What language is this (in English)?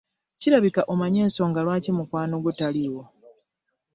Ganda